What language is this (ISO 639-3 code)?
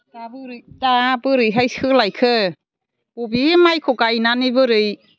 brx